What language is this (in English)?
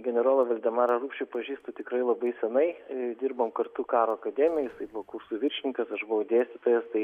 Lithuanian